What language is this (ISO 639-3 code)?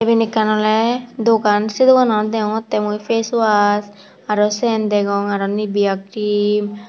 ccp